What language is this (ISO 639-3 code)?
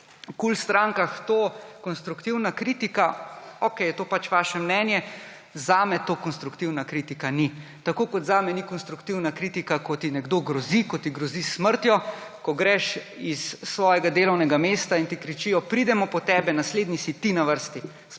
slv